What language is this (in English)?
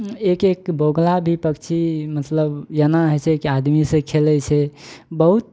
Maithili